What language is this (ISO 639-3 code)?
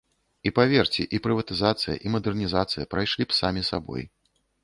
bel